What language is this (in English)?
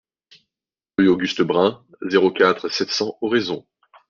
French